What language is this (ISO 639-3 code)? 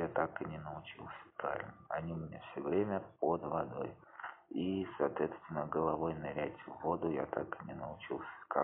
rus